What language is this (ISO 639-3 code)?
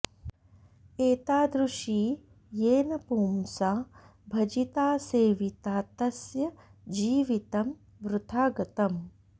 san